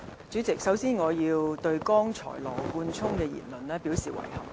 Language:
Cantonese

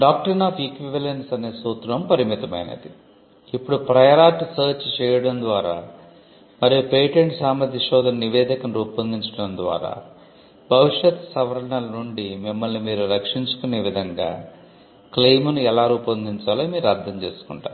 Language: Telugu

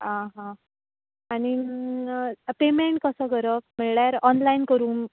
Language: Konkani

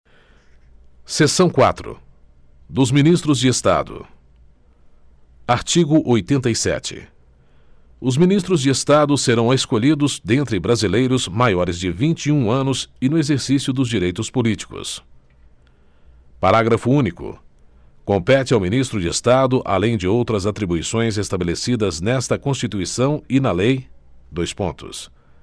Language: Portuguese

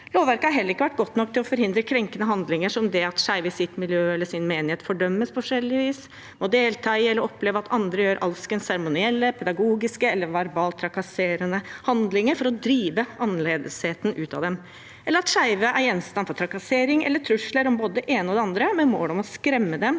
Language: Norwegian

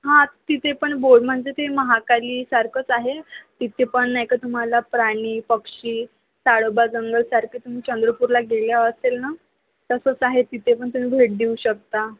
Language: Marathi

